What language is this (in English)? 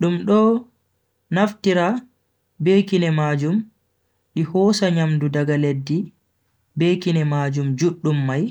Bagirmi Fulfulde